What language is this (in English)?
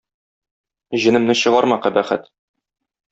Tatar